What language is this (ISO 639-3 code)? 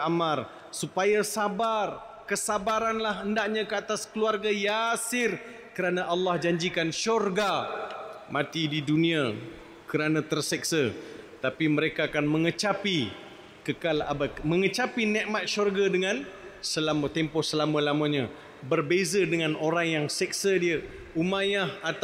msa